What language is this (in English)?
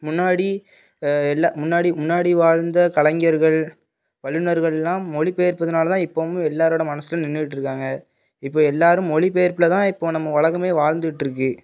Tamil